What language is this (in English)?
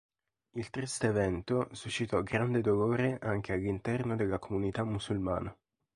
Italian